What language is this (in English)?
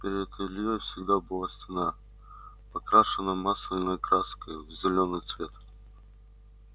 Russian